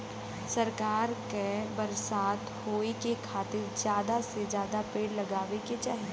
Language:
Bhojpuri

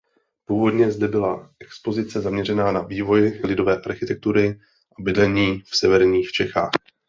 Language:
Czech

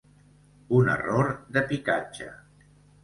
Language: Catalan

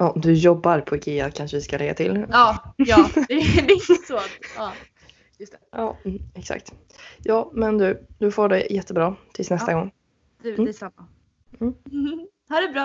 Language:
Swedish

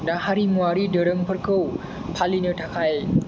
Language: Bodo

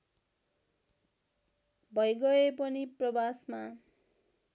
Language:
Nepali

